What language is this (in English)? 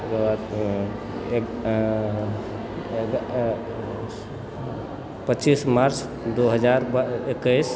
Maithili